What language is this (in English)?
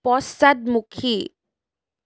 Assamese